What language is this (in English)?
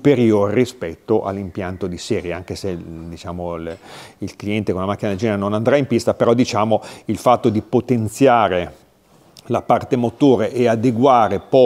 Italian